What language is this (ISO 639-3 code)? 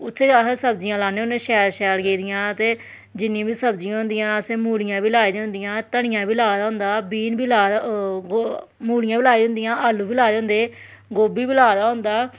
doi